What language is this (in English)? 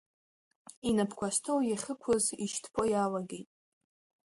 Abkhazian